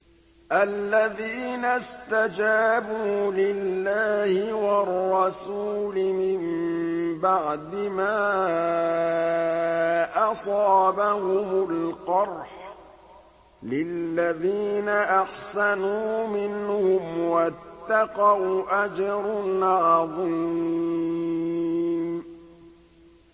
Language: Arabic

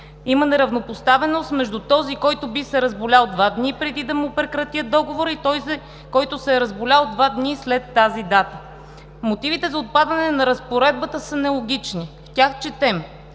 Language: Bulgarian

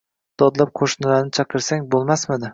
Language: Uzbek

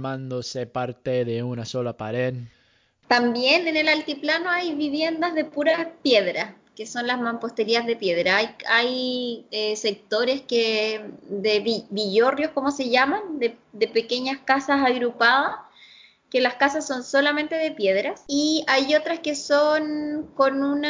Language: Spanish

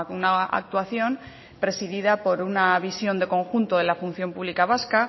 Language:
Spanish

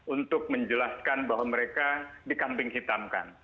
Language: Indonesian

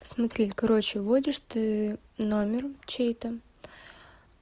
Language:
Russian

